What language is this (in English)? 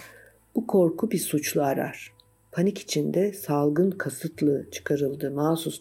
Turkish